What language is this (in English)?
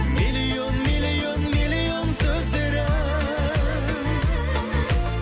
Kazakh